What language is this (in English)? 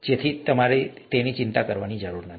Gujarati